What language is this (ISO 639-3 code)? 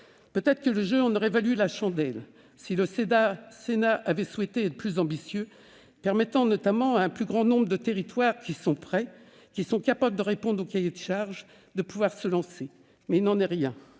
fra